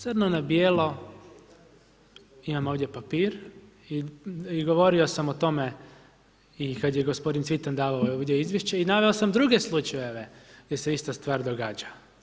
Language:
Croatian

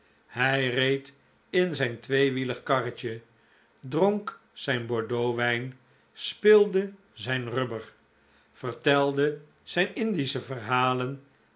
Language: Dutch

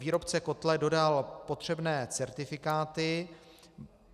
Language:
Czech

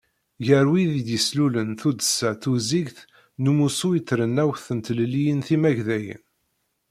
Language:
Kabyle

